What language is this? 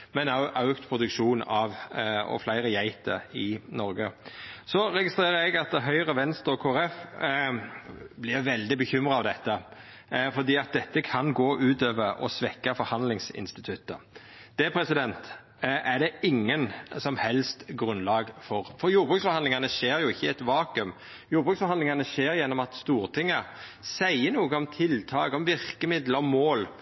Norwegian Nynorsk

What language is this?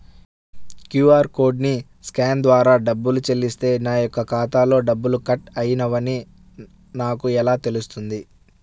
Telugu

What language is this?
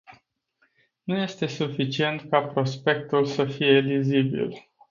Romanian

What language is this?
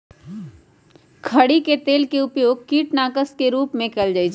Magahi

